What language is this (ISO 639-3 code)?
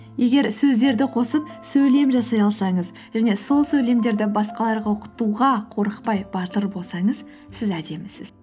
kaz